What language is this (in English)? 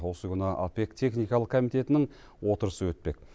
Kazakh